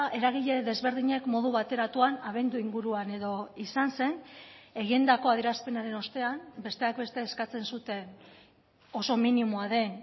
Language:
Basque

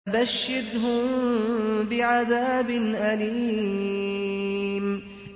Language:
Arabic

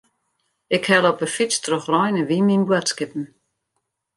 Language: Western Frisian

